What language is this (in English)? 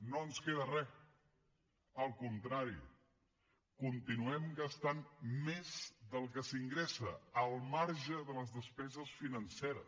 Catalan